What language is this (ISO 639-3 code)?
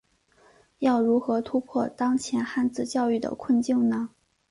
zho